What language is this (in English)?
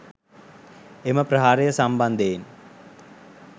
Sinhala